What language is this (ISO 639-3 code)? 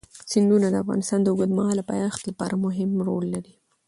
pus